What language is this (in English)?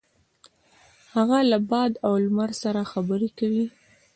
Pashto